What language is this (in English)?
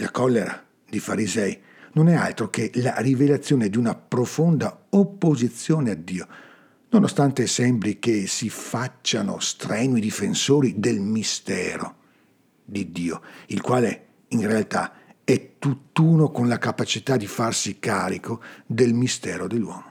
Italian